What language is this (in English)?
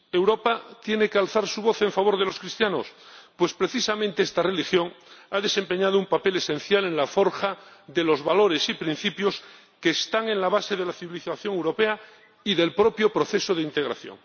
Spanish